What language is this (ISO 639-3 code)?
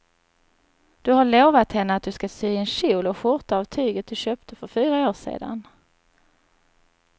swe